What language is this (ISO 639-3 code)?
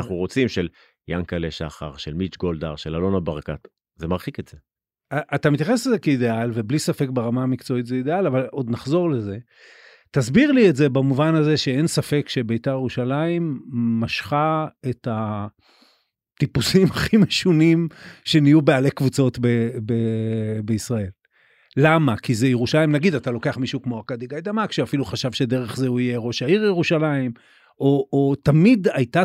heb